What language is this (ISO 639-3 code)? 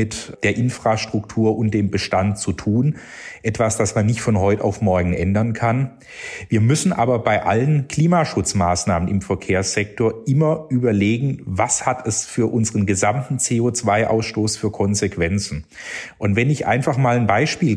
deu